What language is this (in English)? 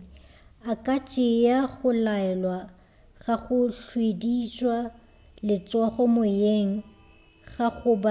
Northern Sotho